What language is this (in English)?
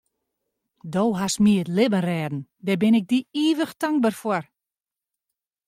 Western Frisian